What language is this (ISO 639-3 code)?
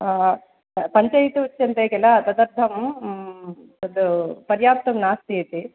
san